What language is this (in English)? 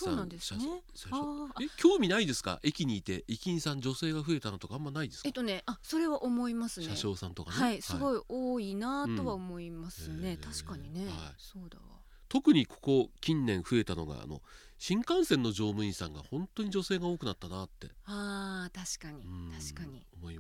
Japanese